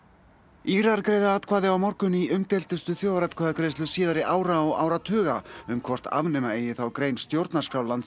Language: Icelandic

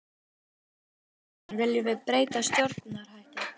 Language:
Icelandic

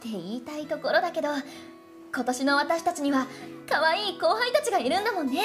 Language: Japanese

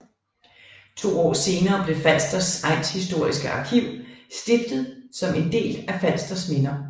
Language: Danish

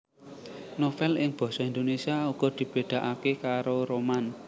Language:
Javanese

